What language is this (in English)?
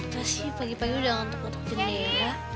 Indonesian